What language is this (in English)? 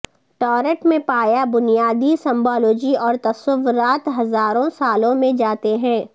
Urdu